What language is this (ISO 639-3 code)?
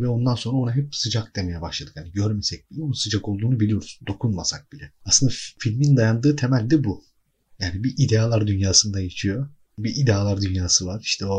tur